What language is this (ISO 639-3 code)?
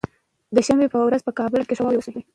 pus